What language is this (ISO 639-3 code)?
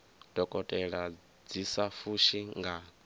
ven